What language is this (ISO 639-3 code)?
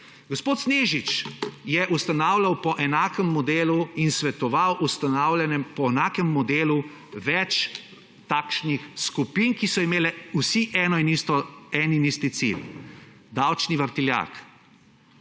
slv